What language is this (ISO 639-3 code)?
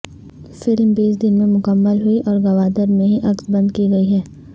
urd